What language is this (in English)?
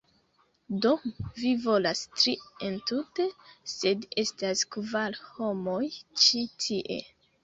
Esperanto